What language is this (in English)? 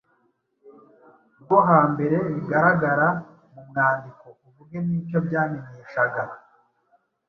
Kinyarwanda